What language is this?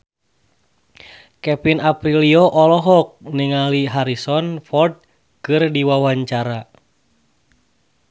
Sundanese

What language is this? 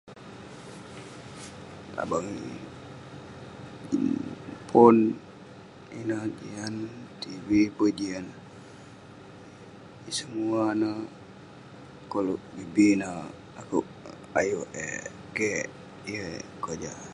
Western Penan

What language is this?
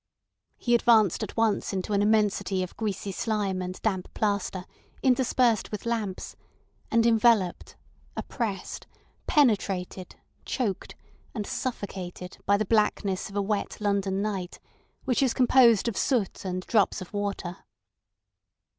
English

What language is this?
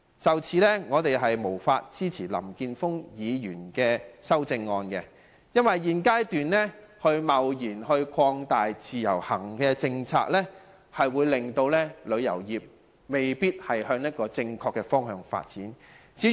Cantonese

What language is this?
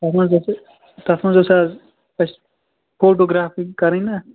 Kashmiri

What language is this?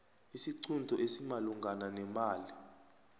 South Ndebele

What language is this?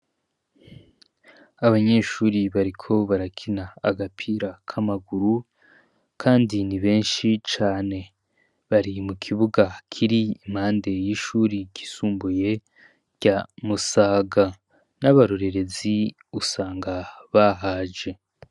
Rundi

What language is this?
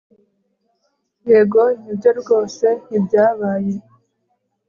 Kinyarwanda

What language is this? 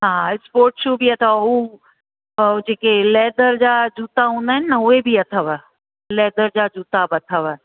Sindhi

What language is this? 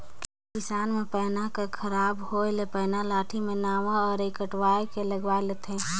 Chhattisgarhi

